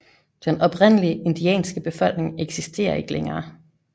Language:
Danish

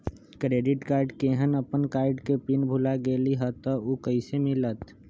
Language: Magahi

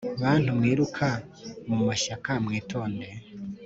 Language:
Kinyarwanda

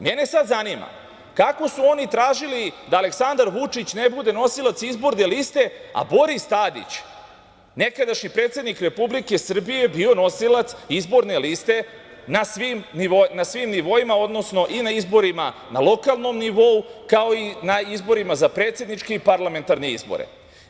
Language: Serbian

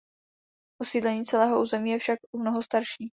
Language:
Czech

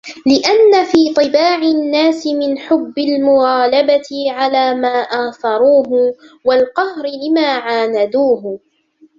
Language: Arabic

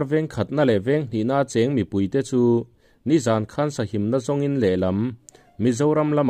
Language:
Thai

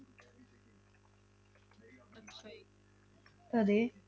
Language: Punjabi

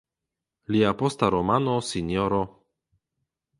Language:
Esperanto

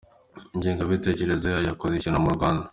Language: Kinyarwanda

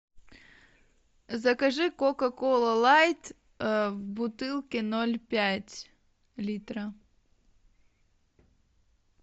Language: Russian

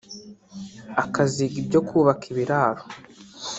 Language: Kinyarwanda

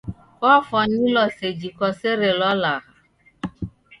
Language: Taita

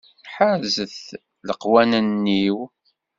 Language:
Kabyle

